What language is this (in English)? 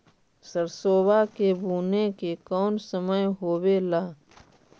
Magahi